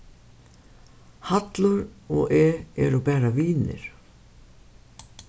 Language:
Faroese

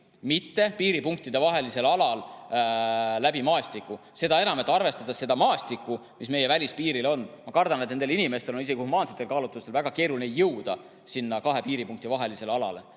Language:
Estonian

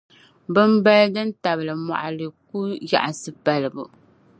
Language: Dagbani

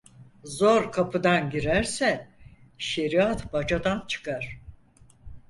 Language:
Turkish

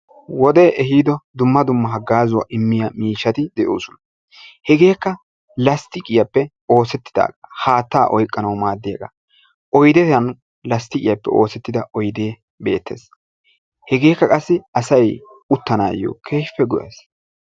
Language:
Wolaytta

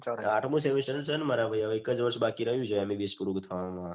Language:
Gujarati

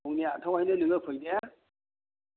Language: Bodo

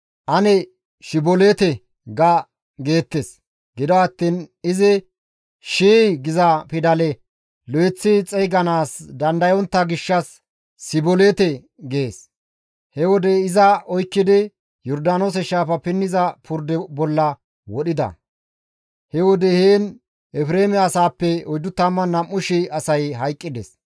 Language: Gamo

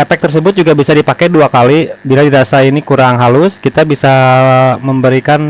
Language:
Indonesian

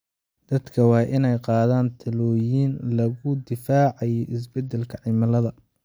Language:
Somali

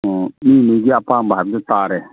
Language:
Manipuri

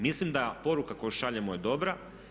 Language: Croatian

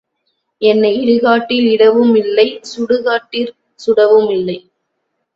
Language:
Tamil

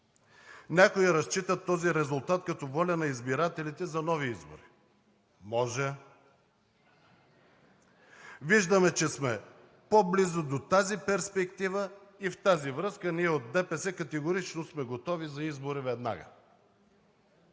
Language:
Bulgarian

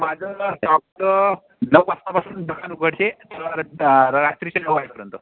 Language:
Marathi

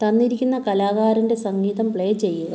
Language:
Malayalam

